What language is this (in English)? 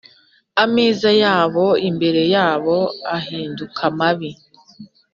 Kinyarwanda